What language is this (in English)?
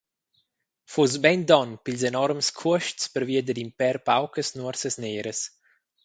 Romansh